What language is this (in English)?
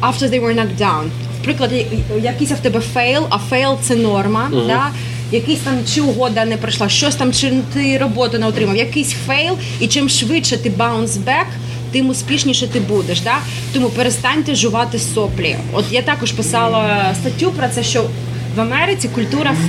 Ukrainian